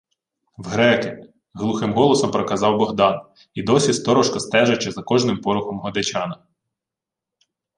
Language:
Ukrainian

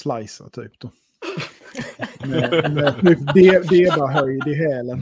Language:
Swedish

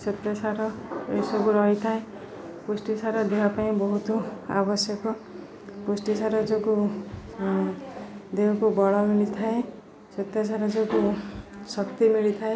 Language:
Odia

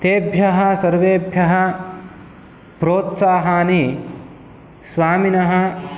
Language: Sanskrit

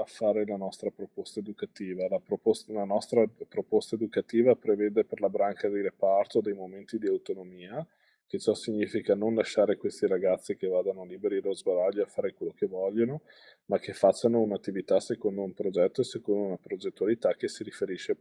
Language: Italian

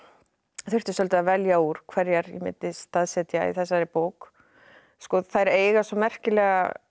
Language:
Icelandic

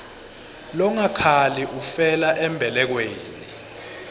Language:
Swati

